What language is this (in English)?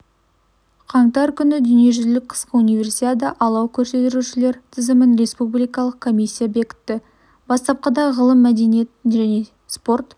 Kazakh